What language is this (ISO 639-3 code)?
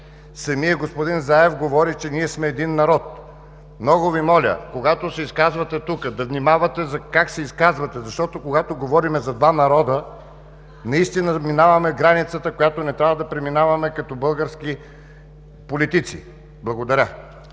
bul